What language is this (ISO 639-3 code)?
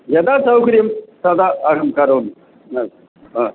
san